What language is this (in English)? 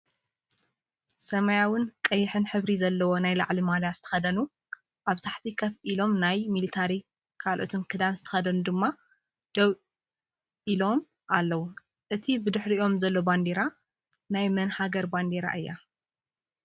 Tigrinya